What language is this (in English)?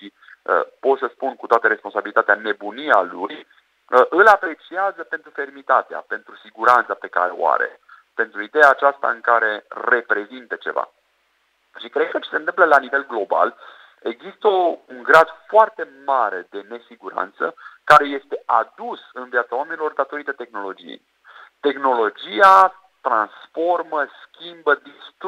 Romanian